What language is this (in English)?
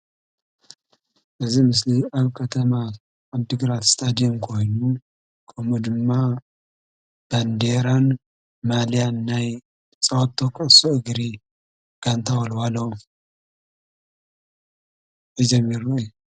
Tigrinya